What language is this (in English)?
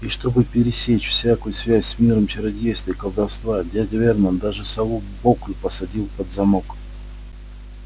Russian